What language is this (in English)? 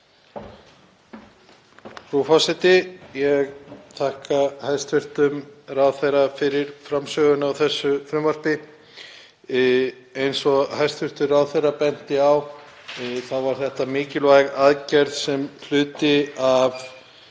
Icelandic